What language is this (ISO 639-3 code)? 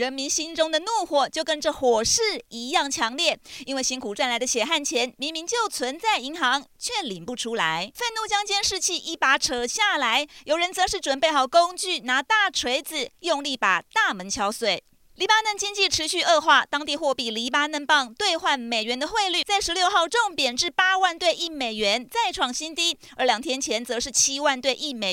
zho